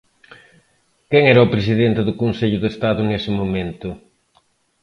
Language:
Galician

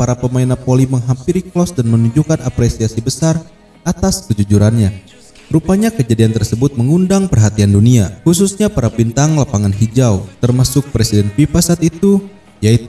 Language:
Indonesian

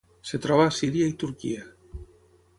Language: Catalan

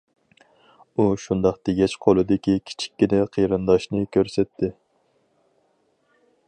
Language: Uyghur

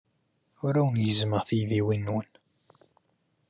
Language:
Kabyle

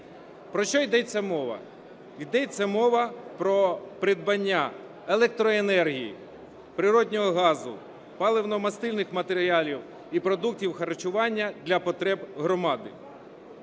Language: Ukrainian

